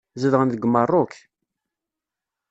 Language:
Kabyle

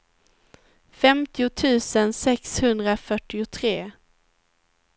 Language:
Swedish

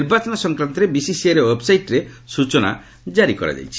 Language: Odia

